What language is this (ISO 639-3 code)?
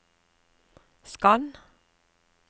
nor